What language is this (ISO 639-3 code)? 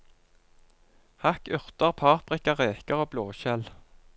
nor